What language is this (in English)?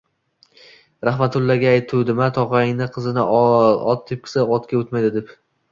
Uzbek